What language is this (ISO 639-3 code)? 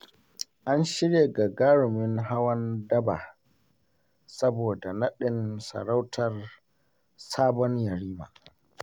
hau